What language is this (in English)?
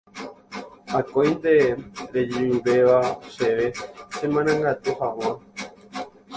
Guarani